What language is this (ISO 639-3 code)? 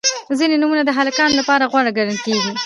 pus